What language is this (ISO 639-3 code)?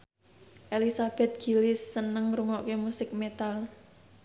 jav